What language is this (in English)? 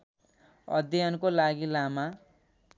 Nepali